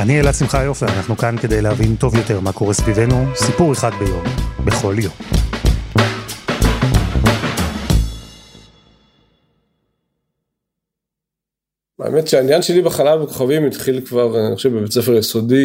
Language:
Hebrew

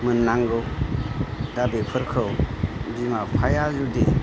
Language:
Bodo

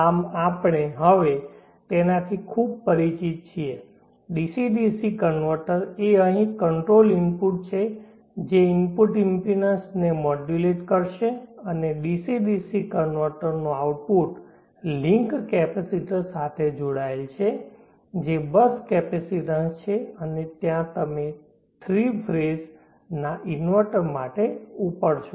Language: Gujarati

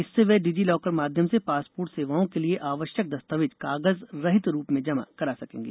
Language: Hindi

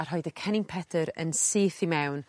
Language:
Welsh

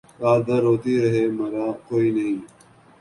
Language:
Urdu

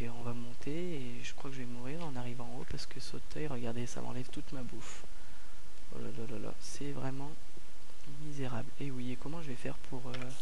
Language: French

